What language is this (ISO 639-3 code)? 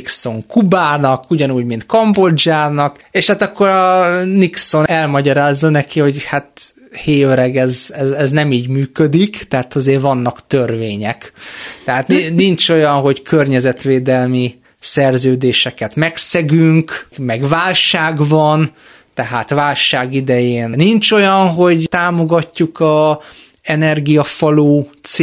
hun